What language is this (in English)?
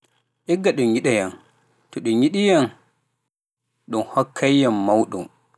Pular